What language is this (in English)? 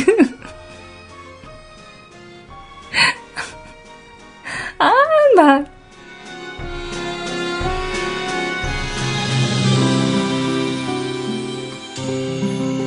Korean